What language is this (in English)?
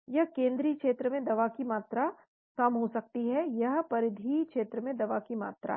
Hindi